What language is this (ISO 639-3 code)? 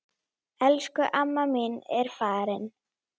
isl